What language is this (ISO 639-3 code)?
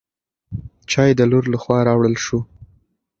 pus